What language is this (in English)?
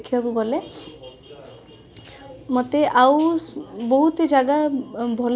Odia